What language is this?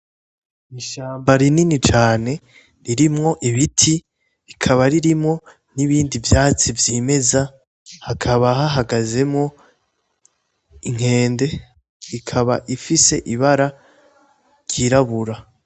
Rundi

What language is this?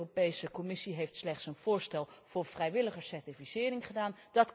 Dutch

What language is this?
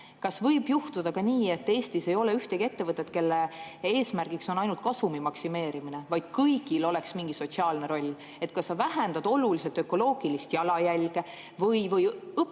Estonian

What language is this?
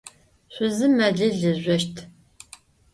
Adyghe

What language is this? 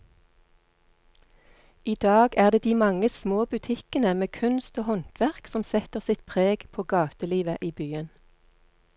Norwegian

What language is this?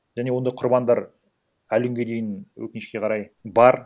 Kazakh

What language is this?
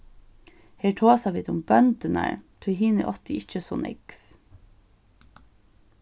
Faroese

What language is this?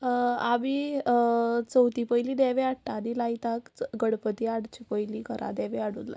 Konkani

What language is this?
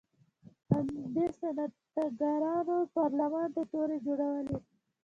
Pashto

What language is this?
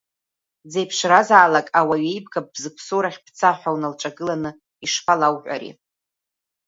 Abkhazian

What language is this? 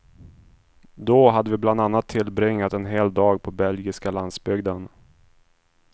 Swedish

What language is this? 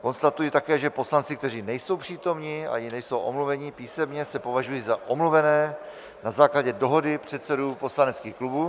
Czech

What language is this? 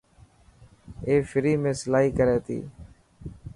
Dhatki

